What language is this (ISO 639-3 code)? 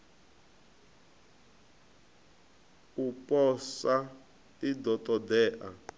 ven